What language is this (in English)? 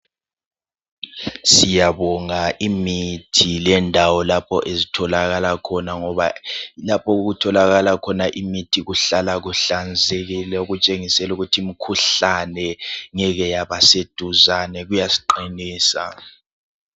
North Ndebele